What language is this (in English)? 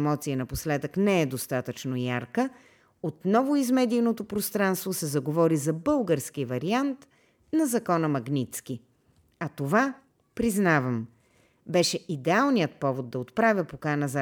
Bulgarian